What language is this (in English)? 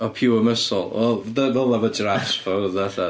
Welsh